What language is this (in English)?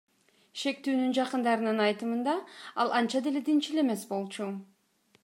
Kyrgyz